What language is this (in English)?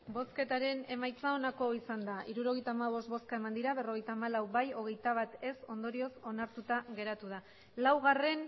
Basque